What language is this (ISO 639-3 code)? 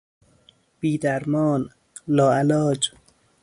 fas